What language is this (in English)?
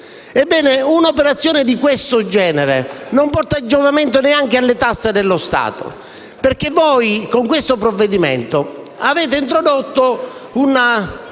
Italian